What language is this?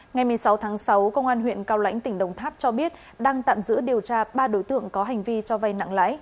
Vietnamese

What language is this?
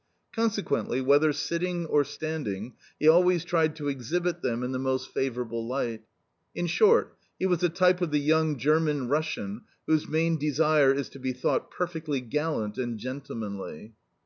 English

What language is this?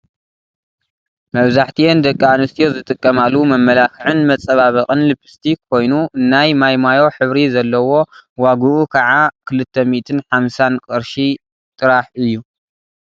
Tigrinya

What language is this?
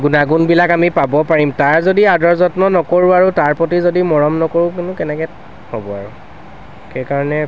Assamese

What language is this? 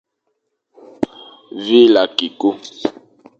Fang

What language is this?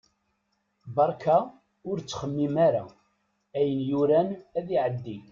Kabyle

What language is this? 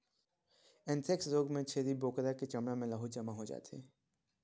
Chhattisgarhi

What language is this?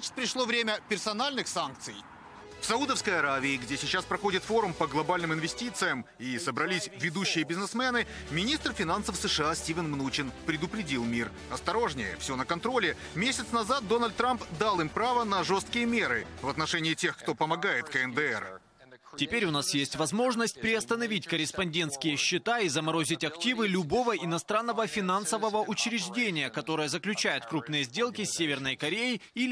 Russian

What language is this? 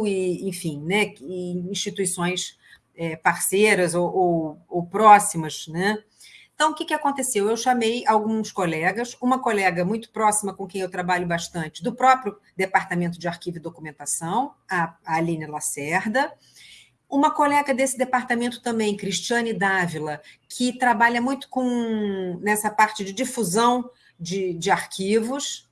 Portuguese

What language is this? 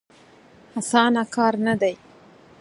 Pashto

